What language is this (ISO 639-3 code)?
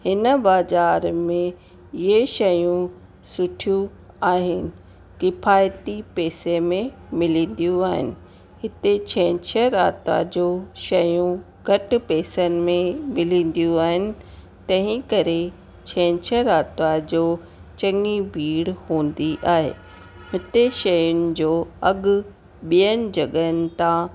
snd